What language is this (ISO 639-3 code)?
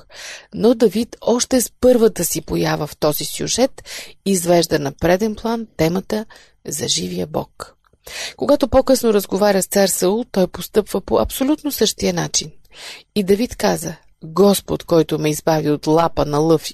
bul